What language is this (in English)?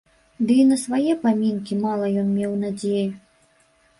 Belarusian